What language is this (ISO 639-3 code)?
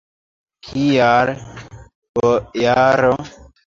epo